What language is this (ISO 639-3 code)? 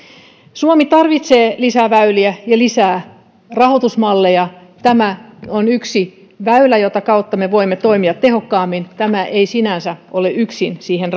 fin